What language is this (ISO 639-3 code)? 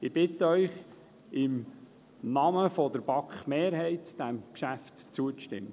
gsw